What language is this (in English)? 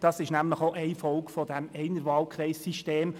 Swiss German